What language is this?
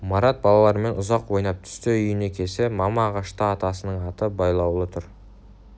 Kazakh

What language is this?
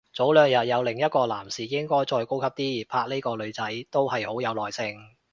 Cantonese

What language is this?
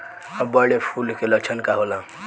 Bhojpuri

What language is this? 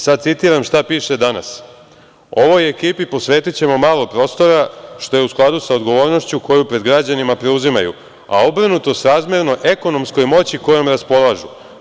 Serbian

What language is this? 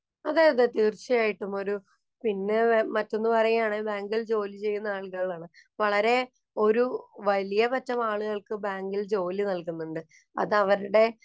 Malayalam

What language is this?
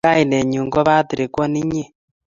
Kalenjin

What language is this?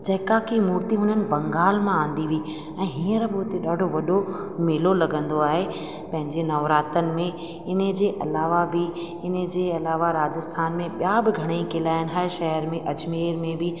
Sindhi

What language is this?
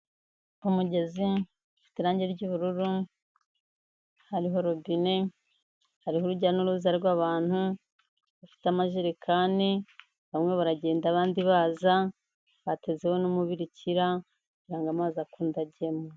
Kinyarwanda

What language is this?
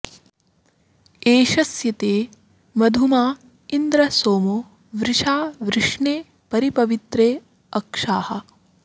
Sanskrit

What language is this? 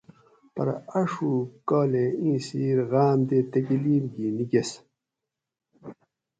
Gawri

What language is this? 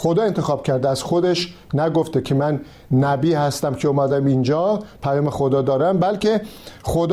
Persian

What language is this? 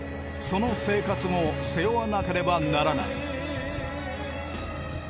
Japanese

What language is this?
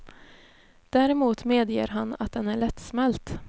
Swedish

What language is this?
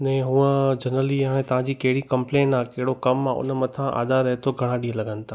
Sindhi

